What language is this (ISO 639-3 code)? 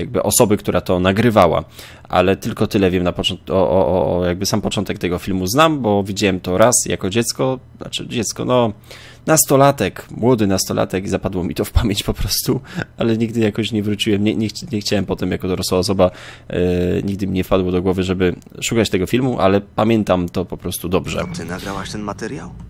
pol